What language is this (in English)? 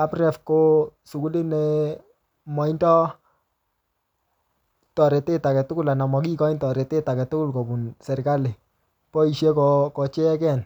Kalenjin